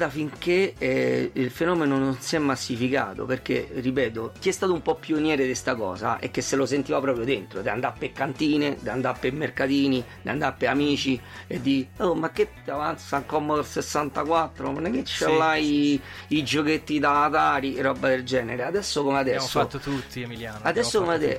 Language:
Italian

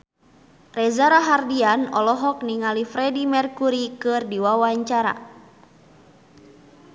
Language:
Sundanese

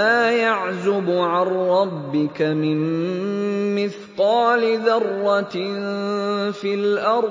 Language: Arabic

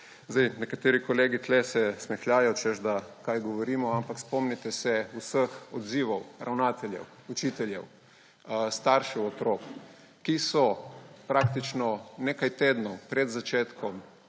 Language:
Slovenian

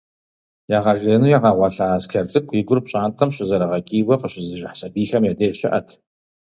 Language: Kabardian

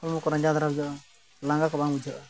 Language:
Santali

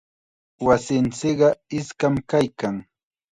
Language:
Chiquián Ancash Quechua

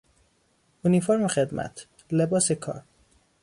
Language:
Persian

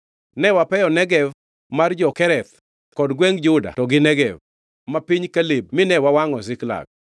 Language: Luo (Kenya and Tanzania)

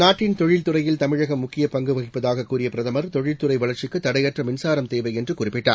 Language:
Tamil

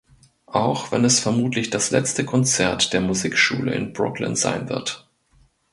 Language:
German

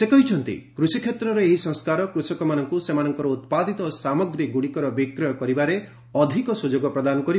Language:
Odia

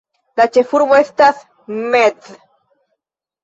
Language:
Esperanto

